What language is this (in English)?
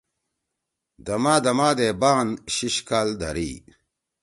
Torwali